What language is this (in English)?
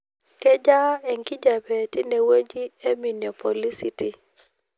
Masai